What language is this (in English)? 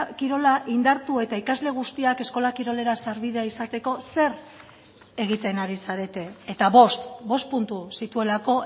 Basque